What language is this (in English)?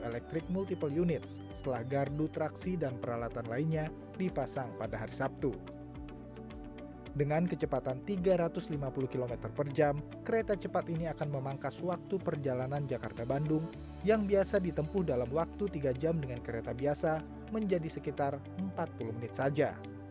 Indonesian